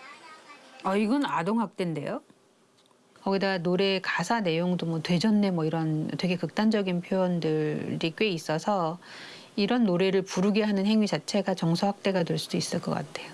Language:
Korean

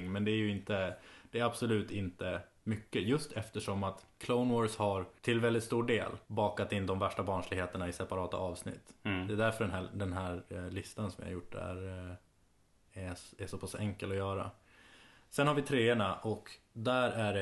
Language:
Swedish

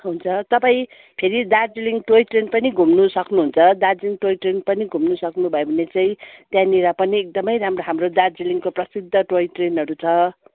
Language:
Nepali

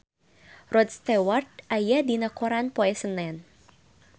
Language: Sundanese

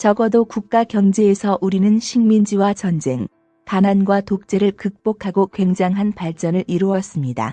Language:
Korean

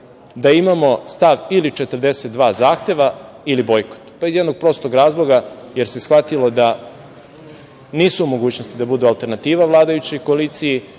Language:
Serbian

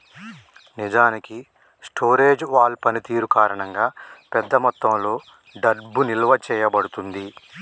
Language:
Telugu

